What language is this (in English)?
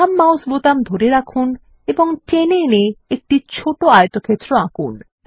Bangla